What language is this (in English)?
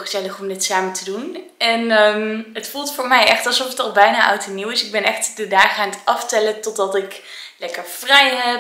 Dutch